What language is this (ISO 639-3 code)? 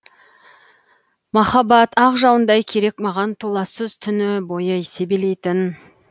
kaz